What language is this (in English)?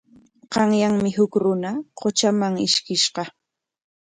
Corongo Ancash Quechua